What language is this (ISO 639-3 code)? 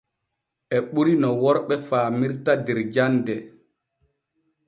fue